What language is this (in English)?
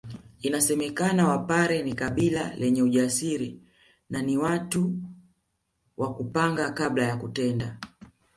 Swahili